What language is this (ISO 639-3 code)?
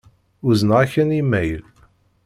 kab